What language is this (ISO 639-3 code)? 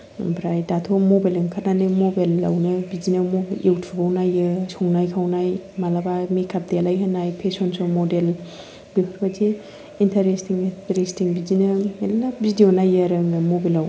brx